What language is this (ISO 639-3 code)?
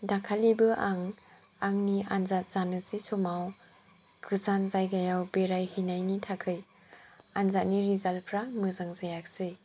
brx